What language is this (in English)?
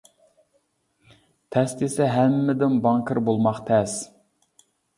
Uyghur